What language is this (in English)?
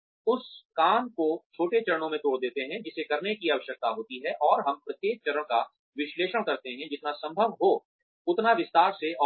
Hindi